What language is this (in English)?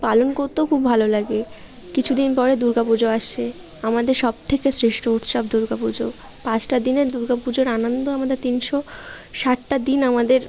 Bangla